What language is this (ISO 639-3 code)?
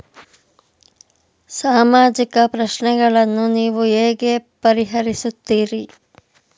kan